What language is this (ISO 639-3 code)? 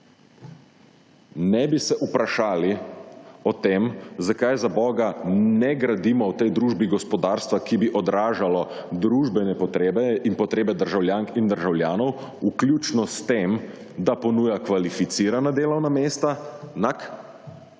slv